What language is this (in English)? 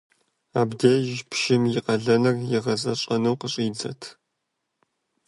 Kabardian